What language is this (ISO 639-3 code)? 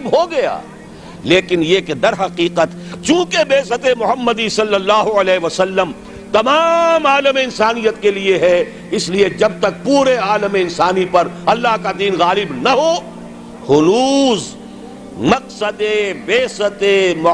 urd